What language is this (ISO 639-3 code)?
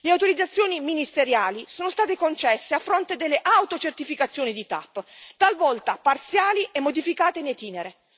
ita